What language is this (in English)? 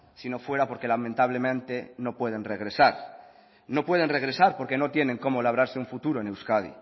Spanish